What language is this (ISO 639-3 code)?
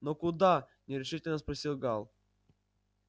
rus